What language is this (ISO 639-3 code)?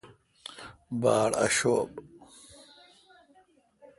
xka